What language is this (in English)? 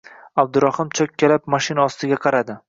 Uzbek